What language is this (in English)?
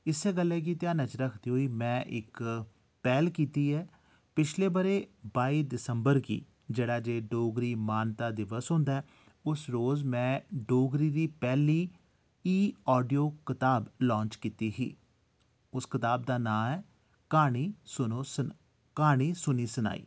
Dogri